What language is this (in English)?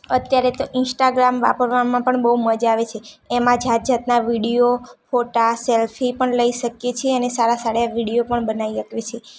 Gujarati